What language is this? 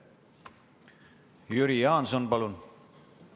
Estonian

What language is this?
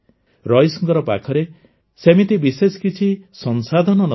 Odia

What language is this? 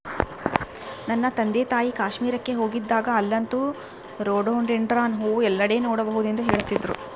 Kannada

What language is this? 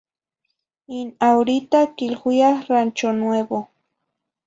Zacatlán-Ahuacatlán-Tepetzintla Nahuatl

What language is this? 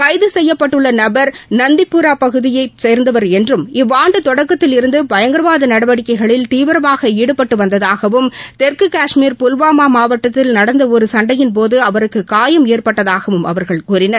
Tamil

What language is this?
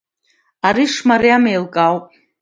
Abkhazian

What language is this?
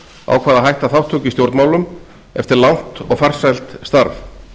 Icelandic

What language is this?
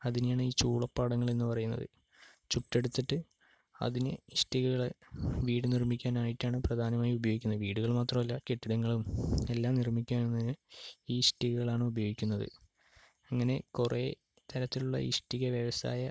Malayalam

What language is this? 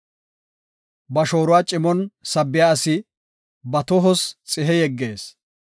Gofa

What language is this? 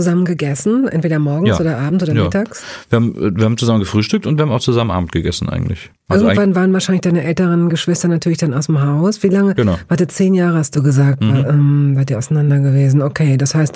German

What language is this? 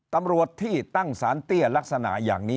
Thai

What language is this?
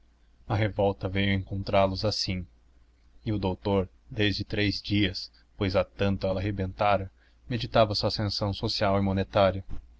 Portuguese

